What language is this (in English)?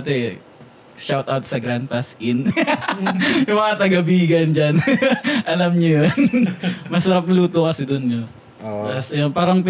Filipino